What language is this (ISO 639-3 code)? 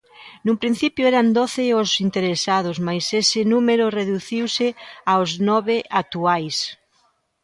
glg